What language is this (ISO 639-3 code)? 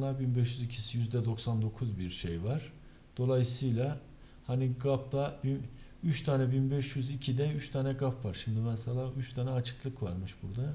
tur